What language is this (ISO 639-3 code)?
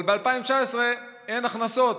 heb